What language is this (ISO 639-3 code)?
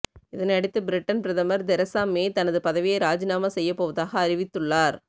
tam